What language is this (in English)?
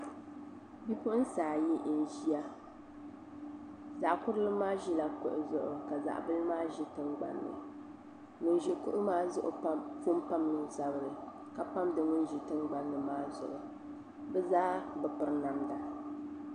Dagbani